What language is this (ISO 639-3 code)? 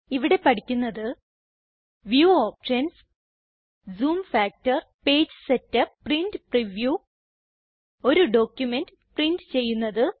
mal